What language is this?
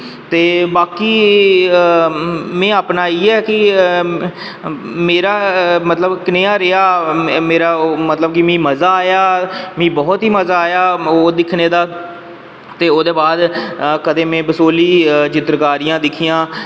Dogri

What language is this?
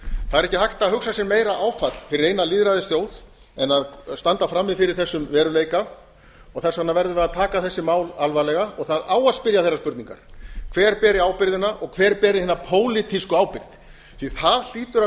Icelandic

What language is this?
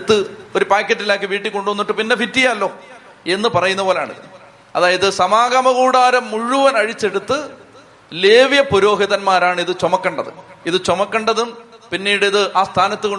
Malayalam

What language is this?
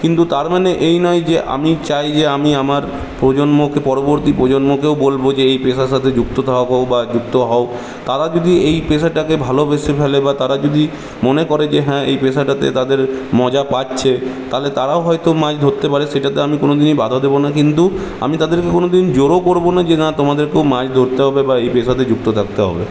Bangla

